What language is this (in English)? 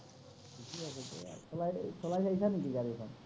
Assamese